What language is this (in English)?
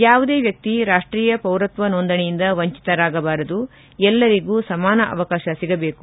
Kannada